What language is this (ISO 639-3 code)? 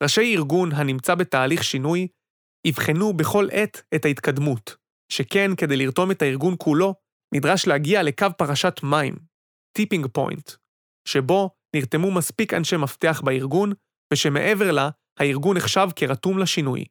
heb